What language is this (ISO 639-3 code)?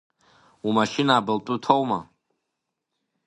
abk